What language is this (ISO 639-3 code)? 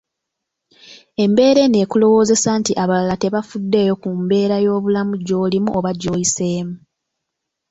lug